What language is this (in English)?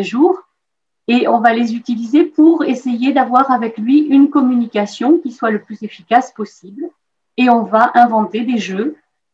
French